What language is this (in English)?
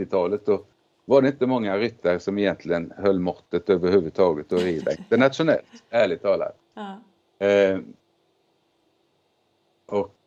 Swedish